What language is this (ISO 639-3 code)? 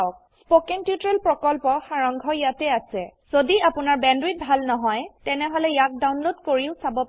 asm